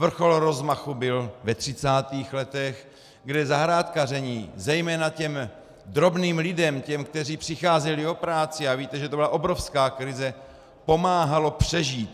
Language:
Czech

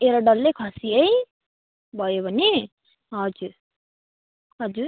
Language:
Nepali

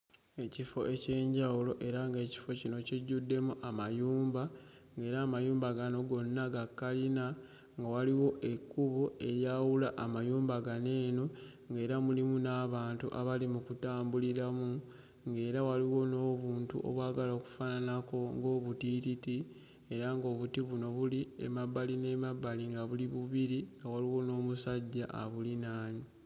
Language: Ganda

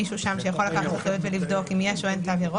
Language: Hebrew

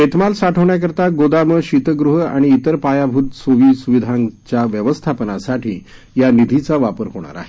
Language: Marathi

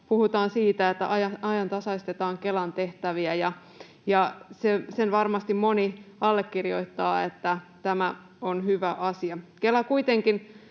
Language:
Finnish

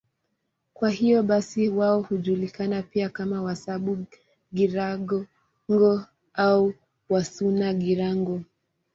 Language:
Swahili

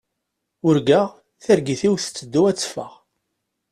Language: Kabyle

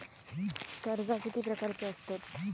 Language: Marathi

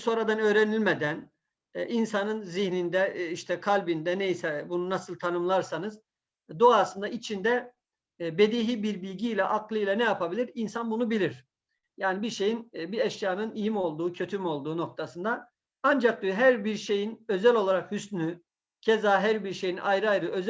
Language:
Turkish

